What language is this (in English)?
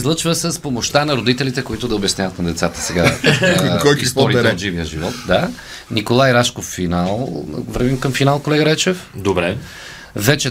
Bulgarian